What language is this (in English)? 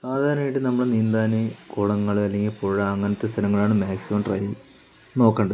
Malayalam